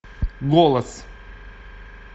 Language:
Russian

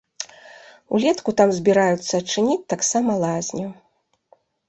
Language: Belarusian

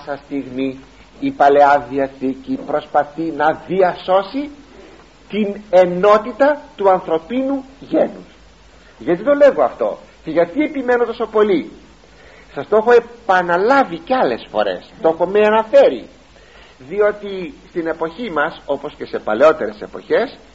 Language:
Greek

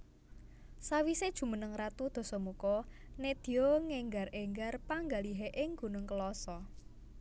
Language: Javanese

